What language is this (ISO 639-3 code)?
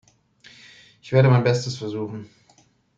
deu